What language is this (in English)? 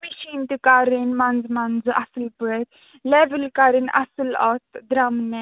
Kashmiri